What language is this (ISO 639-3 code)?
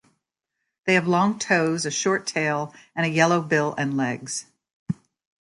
eng